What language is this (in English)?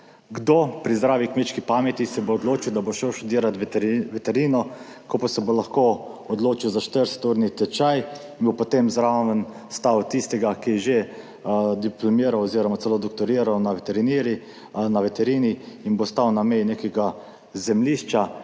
Slovenian